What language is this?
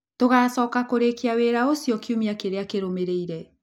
Kikuyu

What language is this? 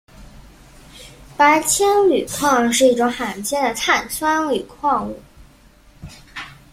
Chinese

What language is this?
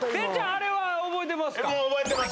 Japanese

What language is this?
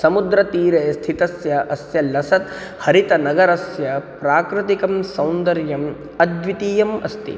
Sanskrit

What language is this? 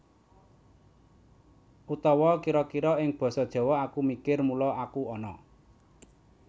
Javanese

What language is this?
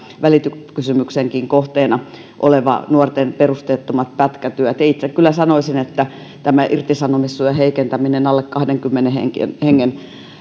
Finnish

